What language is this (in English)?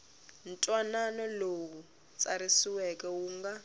Tsonga